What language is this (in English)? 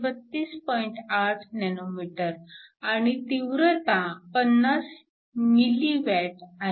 Marathi